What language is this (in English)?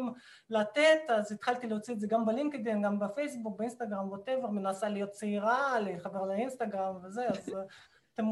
Hebrew